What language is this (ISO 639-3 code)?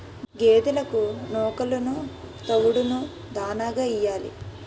tel